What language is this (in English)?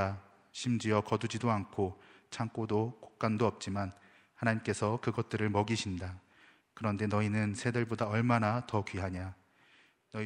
Korean